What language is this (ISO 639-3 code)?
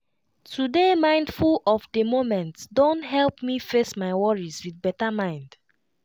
pcm